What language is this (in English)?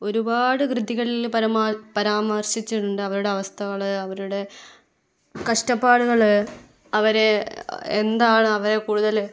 Malayalam